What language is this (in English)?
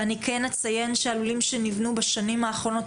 Hebrew